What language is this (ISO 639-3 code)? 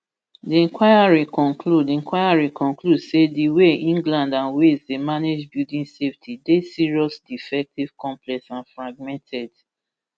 pcm